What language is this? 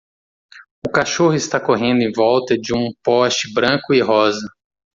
Portuguese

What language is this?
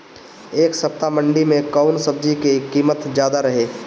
Bhojpuri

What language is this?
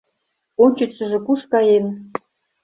Mari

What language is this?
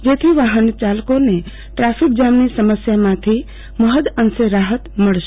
Gujarati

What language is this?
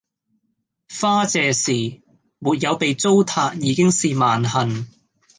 Cantonese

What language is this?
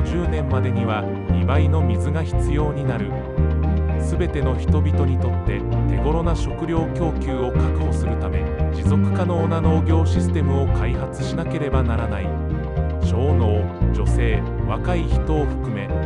Japanese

